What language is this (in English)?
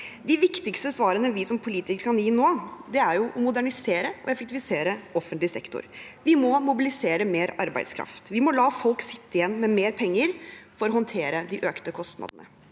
Norwegian